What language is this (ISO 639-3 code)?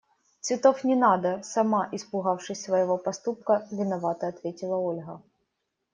rus